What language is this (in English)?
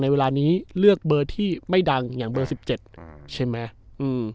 Thai